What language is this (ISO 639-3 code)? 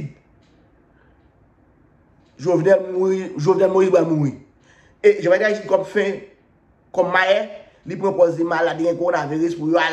fra